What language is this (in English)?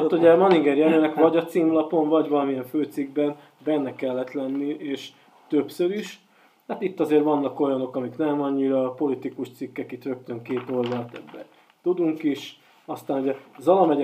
Hungarian